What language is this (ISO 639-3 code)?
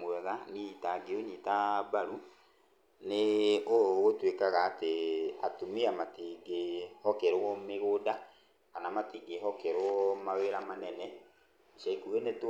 kik